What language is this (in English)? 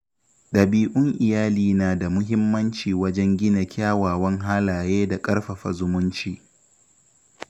Hausa